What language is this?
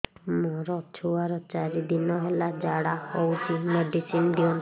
Odia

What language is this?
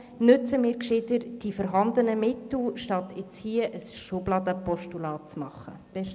Swiss German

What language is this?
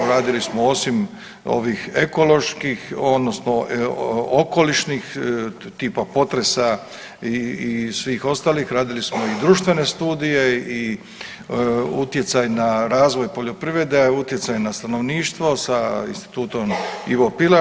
Croatian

